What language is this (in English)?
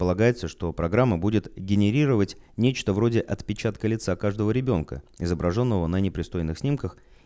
Russian